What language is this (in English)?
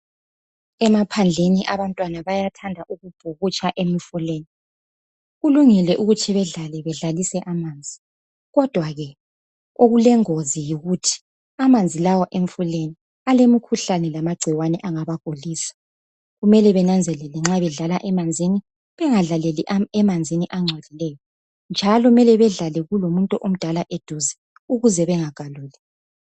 North Ndebele